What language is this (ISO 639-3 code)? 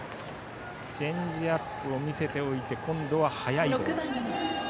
jpn